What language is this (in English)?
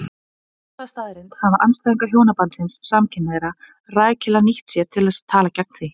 Icelandic